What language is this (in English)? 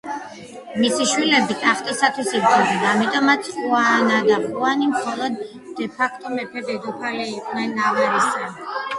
Georgian